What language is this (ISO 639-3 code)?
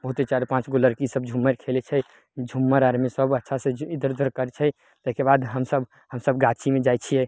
mai